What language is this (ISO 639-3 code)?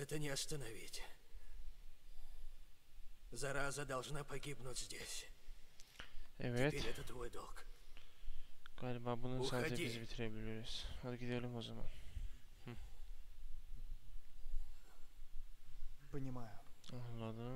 tur